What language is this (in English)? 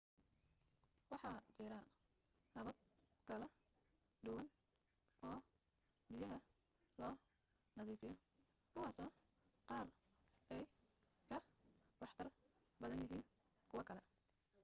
Somali